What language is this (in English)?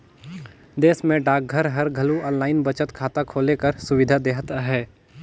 Chhattisgarhi